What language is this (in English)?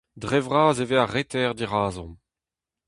Breton